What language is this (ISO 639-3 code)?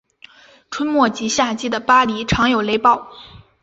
zho